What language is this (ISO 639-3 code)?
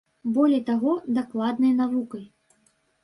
bel